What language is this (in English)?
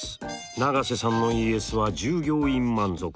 Japanese